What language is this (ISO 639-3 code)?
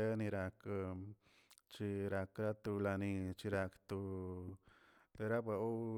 zts